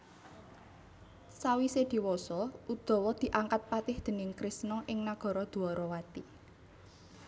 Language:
Javanese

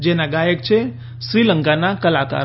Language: Gujarati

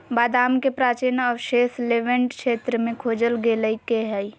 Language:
Magahi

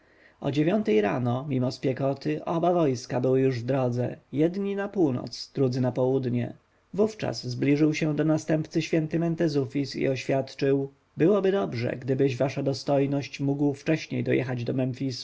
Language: Polish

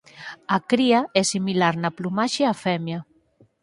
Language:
Galician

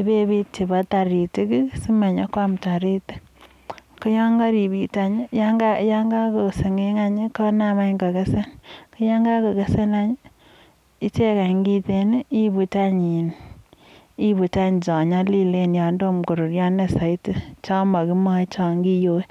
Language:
Kalenjin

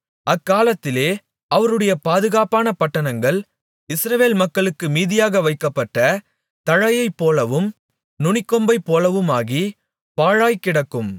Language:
Tamil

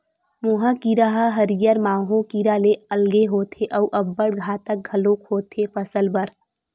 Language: Chhattisgarhi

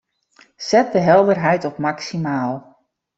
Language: Western Frisian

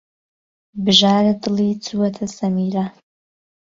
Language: Central Kurdish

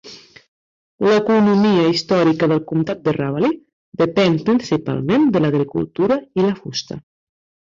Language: Catalan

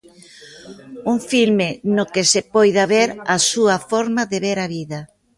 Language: Galician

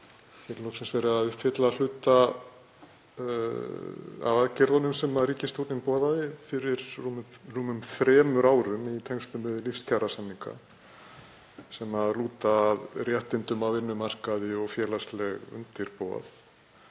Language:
Icelandic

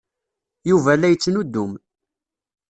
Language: Kabyle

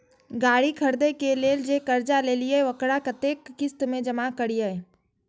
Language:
Maithili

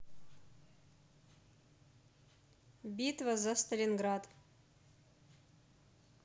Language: Russian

